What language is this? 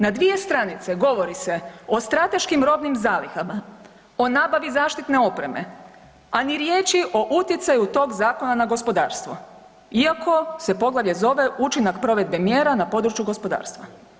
Croatian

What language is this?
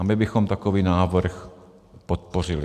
Czech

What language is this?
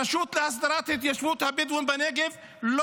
Hebrew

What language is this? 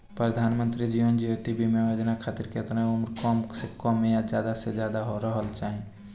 Bhojpuri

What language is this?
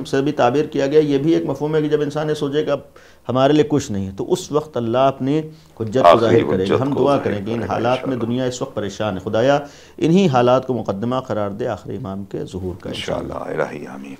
Hindi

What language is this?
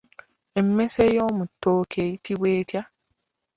Ganda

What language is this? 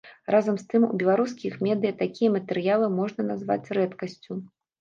Belarusian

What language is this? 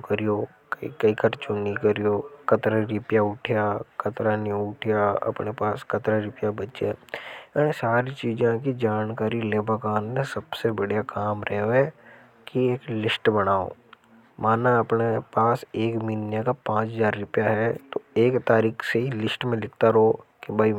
Hadothi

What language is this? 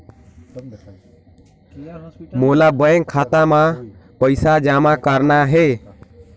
Chhattisgarhi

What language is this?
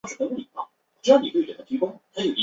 Chinese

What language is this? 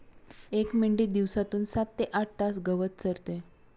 Marathi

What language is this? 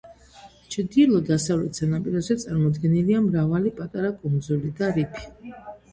Georgian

